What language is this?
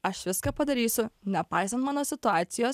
Lithuanian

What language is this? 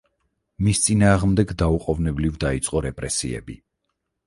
Georgian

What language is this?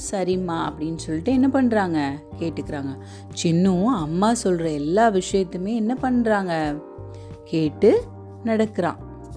Tamil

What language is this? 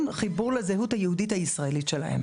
Hebrew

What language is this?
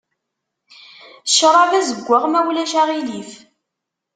Kabyle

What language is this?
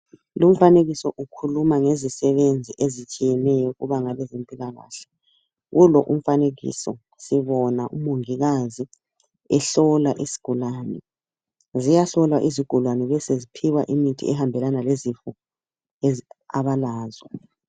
North Ndebele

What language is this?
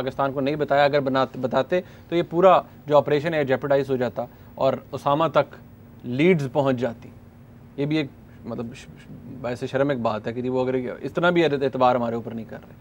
Hindi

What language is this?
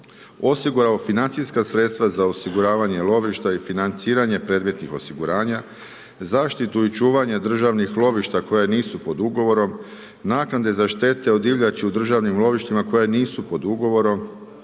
Croatian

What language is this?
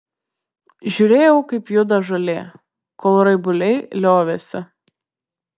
Lithuanian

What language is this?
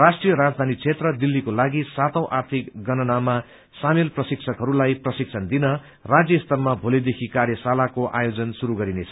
Nepali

